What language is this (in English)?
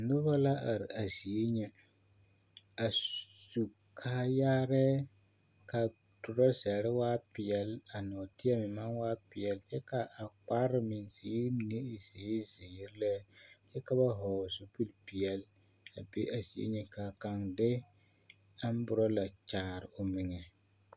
Southern Dagaare